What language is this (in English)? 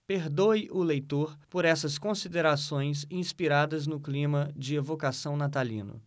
Portuguese